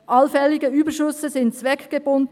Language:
Swiss German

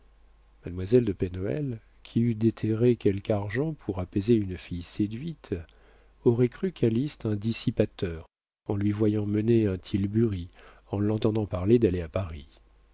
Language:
French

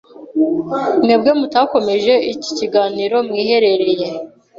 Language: Kinyarwanda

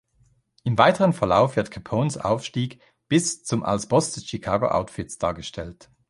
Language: German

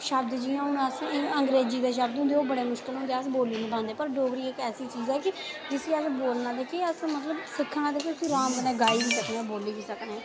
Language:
Dogri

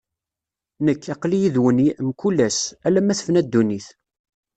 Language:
Kabyle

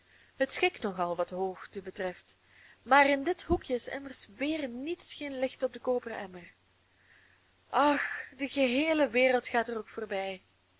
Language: Dutch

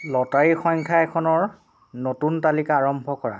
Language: Assamese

